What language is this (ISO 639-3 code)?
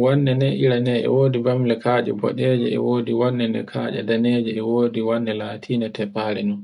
fue